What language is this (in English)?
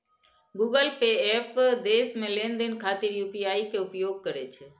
Maithili